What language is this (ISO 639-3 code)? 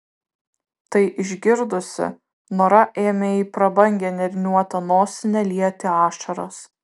lit